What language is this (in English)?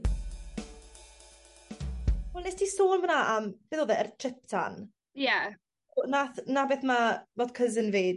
Welsh